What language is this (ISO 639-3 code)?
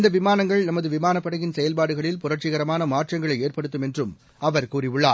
tam